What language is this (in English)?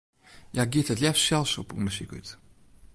Western Frisian